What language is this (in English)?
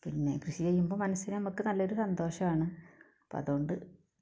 Malayalam